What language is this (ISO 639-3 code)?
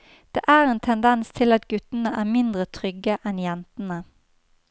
nor